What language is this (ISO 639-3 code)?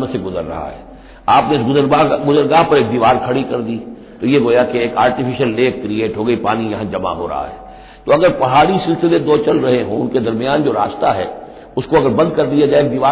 hin